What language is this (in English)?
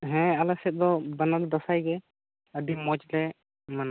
Santali